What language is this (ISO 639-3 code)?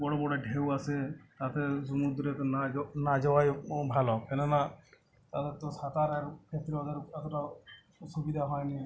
ben